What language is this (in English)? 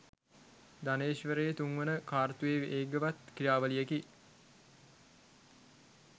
Sinhala